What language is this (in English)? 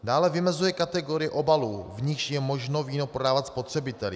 Czech